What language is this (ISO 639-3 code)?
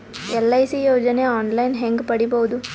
kan